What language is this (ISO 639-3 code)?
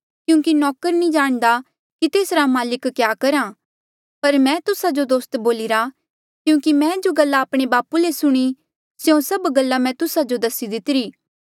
mjl